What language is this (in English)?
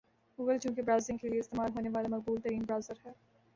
Urdu